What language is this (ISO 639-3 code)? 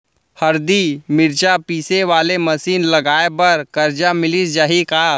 hne